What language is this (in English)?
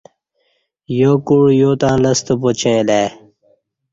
Kati